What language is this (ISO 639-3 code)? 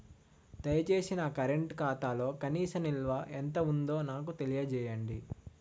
tel